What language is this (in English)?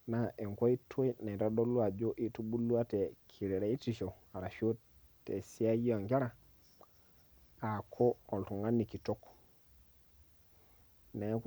Masai